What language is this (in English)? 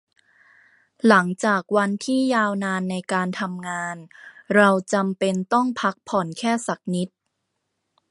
Thai